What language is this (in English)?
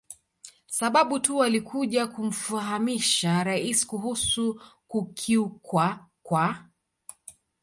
Swahili